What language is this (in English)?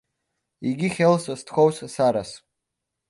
Georgian